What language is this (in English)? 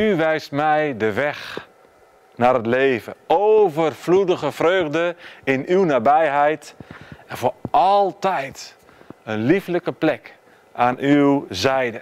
Dutch